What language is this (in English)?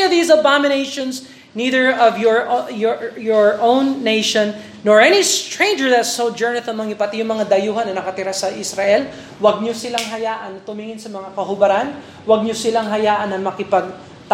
Filipino